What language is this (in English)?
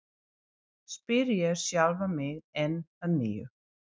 Icelandic